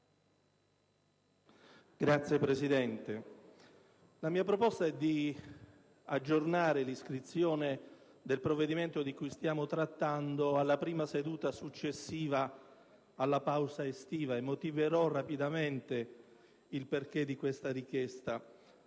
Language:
Italian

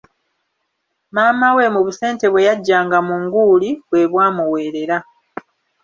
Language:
Ganda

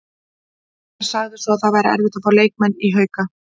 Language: Icelandic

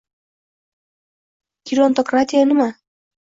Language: Uzbek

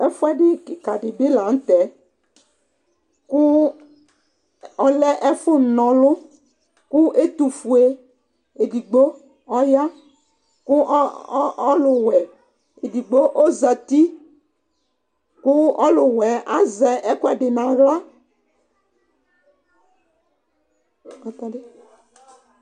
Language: Ikposo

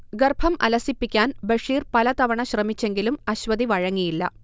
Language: Malayalam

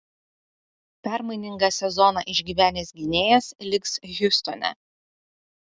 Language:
Lithuanian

